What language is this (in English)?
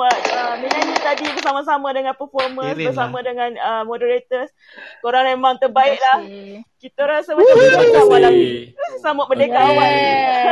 Malay